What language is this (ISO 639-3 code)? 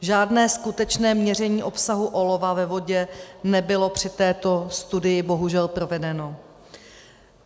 ces